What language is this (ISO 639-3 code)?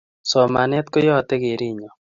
kln